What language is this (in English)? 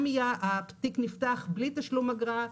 Hebrew